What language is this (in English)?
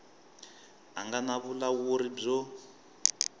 Tsonga